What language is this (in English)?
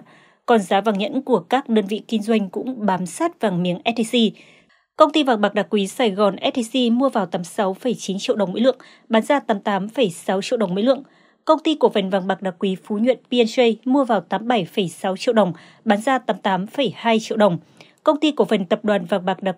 Vietnamese